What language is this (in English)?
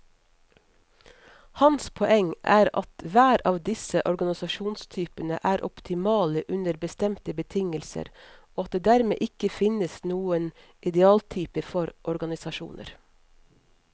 Norwegian